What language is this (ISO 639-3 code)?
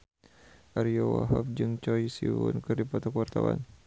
sun